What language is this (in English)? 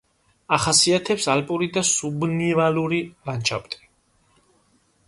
Georgian